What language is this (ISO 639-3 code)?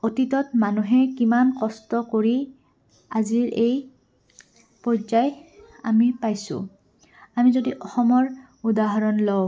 asm